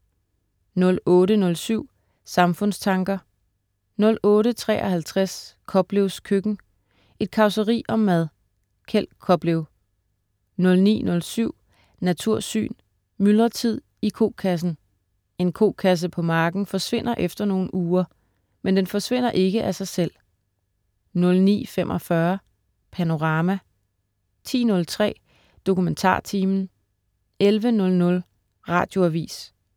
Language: Danish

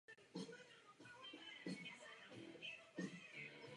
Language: Czech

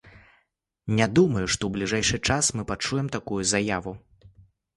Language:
Belarusian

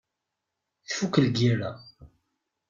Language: Kabyle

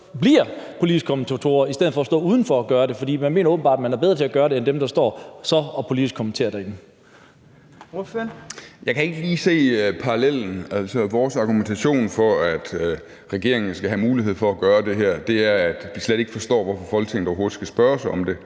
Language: Danish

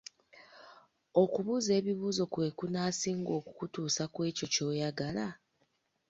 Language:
Ganda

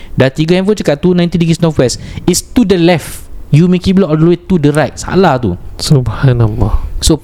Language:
Malay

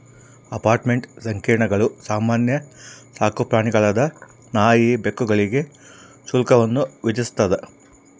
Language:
Kannada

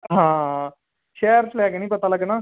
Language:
Punjabi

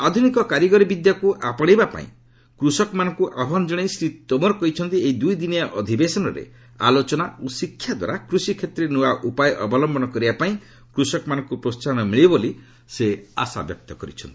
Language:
Odia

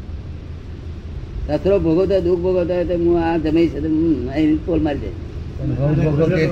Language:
Gujarati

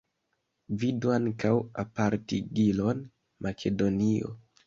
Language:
Esperanto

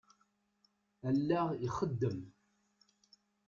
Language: Kabyle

